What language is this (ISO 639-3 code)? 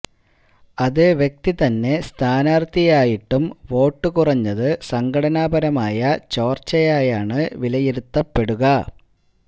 mal